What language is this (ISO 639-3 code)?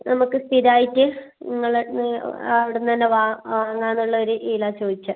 mal